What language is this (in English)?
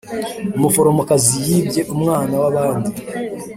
Kinyarwanda